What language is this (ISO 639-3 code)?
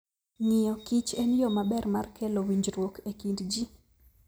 luo